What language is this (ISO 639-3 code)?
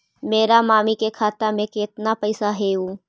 mag